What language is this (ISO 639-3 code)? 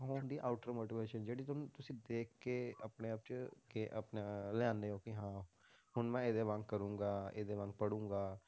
pan